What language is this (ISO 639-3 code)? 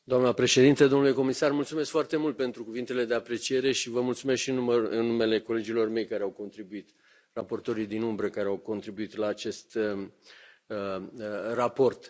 ron